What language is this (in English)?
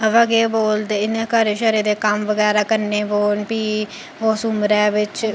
Dogri